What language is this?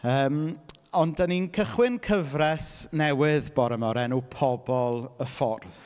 Welsh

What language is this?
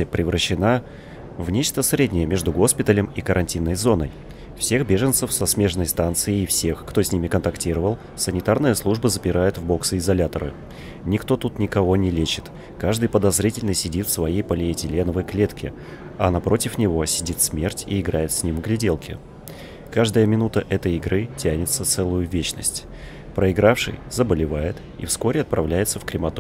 Russian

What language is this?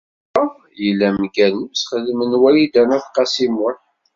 Kabyle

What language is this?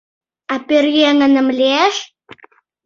Mari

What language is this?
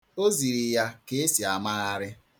Igbo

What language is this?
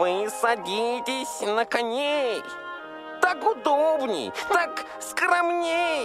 Russian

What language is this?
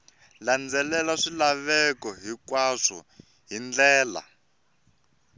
Tsonga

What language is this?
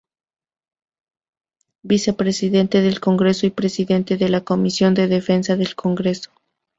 Spanish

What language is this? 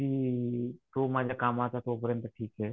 Marathi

